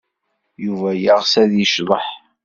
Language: Kabyle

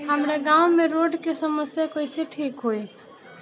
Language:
Bhojpuri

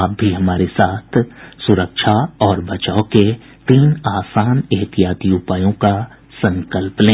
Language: Hindi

